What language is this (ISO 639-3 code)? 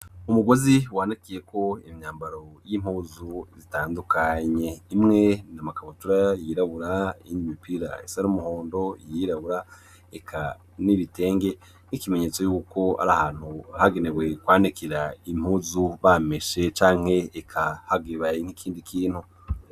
run